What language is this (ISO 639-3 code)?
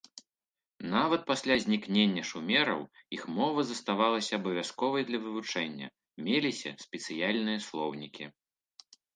bel